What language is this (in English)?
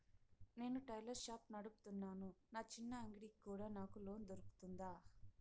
Telugu